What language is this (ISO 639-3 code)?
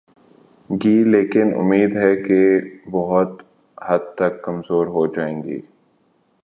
urd